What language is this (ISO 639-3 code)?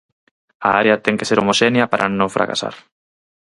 glg